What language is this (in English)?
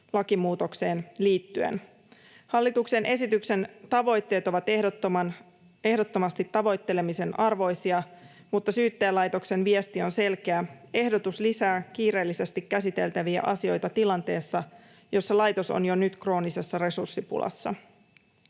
Finnish